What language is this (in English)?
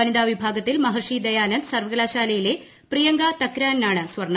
Malayalam